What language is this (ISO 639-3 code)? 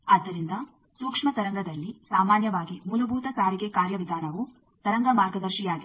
kan